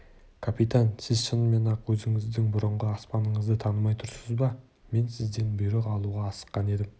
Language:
Kazakh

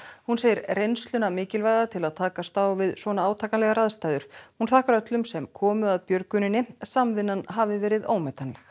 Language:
Icelandic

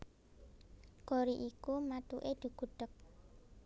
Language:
Javanese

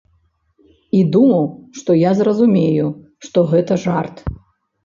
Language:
Belarusian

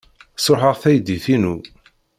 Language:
Kabyle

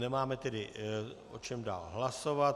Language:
Czech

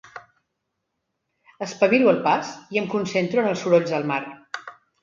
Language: Catalan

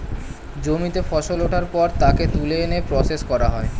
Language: Bangla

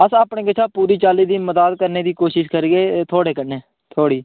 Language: Dogri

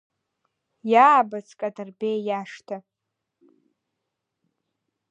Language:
Abkhazian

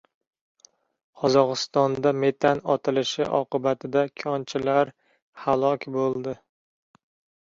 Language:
Uzbek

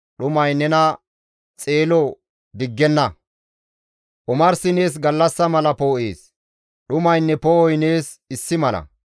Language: Gamo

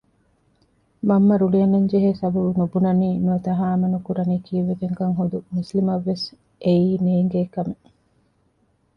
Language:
Divehi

